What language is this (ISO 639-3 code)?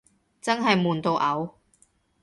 yue